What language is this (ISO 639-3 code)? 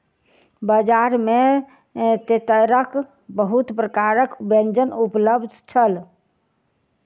mai